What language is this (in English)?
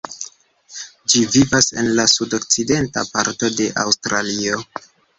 Esperanto